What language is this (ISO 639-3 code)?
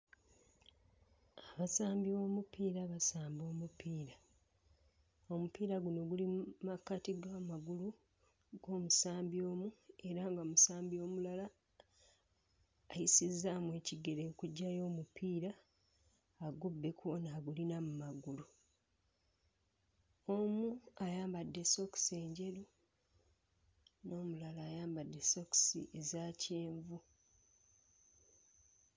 lug